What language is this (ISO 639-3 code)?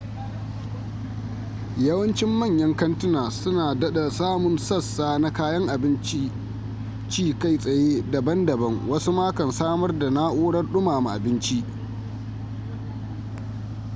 hau